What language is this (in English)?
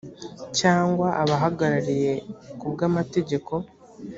Kinyarwanda